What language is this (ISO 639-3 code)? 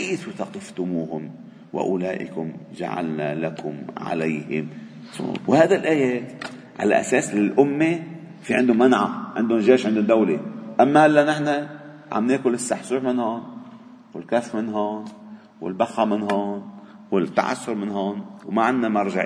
ara